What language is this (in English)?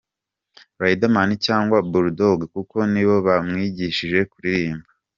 Kinyarwanda